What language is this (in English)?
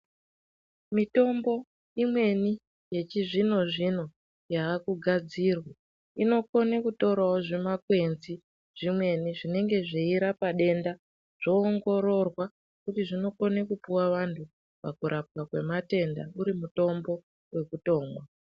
Ndau